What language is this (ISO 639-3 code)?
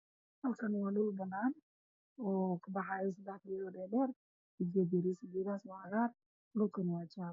som